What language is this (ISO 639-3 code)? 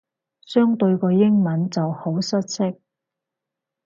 yue